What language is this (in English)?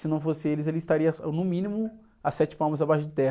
Portuguese